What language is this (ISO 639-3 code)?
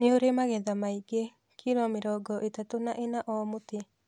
kik